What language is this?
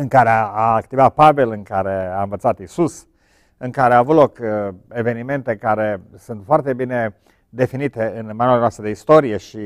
Romanian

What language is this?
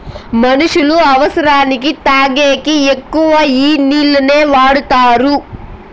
Telugu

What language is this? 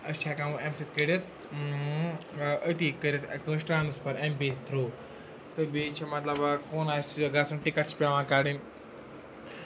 Kashmiri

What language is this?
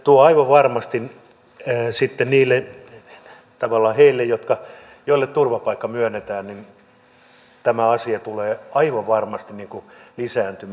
Finnish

